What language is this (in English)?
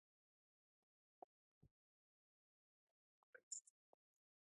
Japanese